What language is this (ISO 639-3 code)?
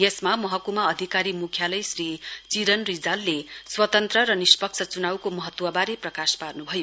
nep